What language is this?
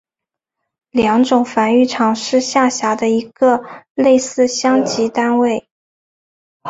Chinese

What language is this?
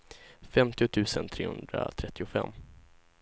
Swedish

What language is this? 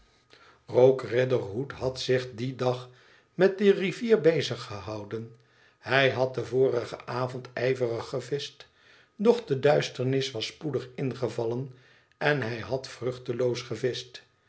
Dutch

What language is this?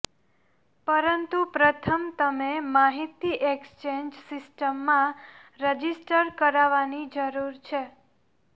Gujarati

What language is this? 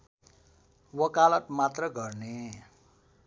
Nepali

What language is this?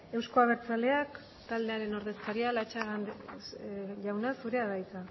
Basque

